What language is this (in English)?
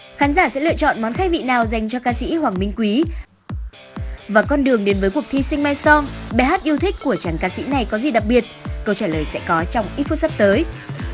Vietnamese